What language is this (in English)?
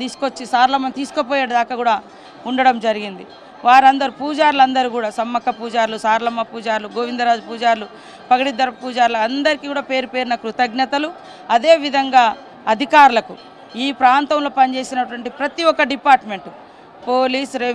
Telugu